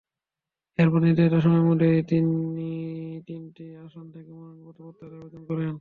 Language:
Bangla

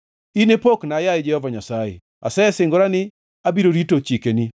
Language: Luo (Kenya and Tanzania)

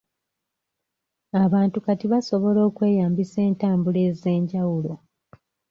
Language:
Ganda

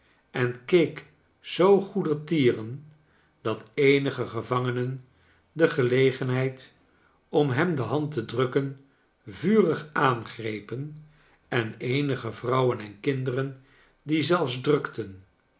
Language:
Dutch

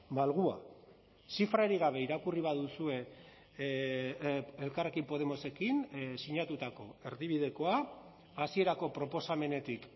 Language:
Basque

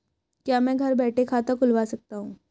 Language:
Hindi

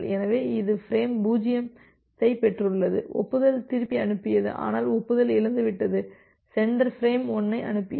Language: Tamil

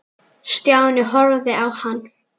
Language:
Icelandic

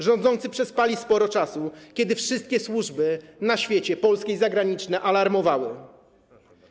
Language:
Polish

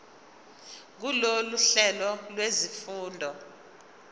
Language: Zulu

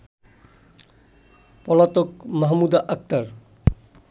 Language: Bangla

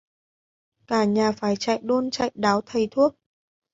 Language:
Vietnamese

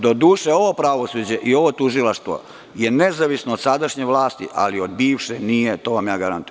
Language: Serbian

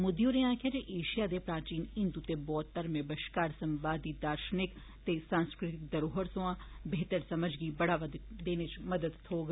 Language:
Dogri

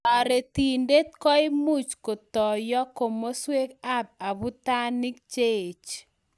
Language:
Kalenjin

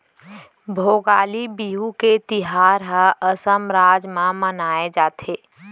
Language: Chhattisgarhi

